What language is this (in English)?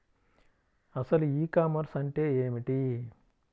Telugu